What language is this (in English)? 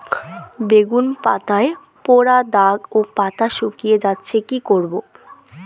Bangla